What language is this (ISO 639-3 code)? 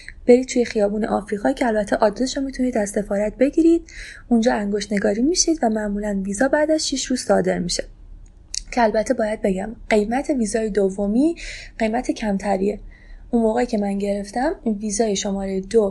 fas